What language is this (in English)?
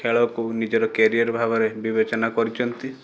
Odia